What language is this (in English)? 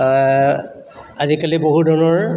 Assamese